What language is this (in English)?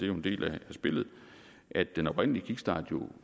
Danish